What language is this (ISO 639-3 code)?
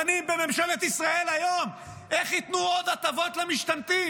heb